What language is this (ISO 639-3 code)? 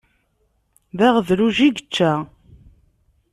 kab